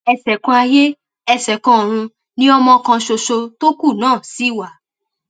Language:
Yoruba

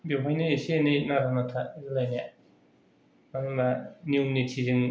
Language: Bodo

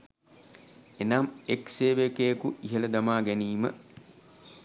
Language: Sinhala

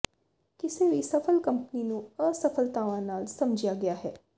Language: Punjabi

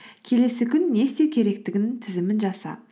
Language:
Kazakh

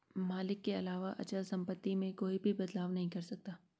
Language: Hindi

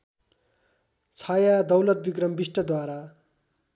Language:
Nepali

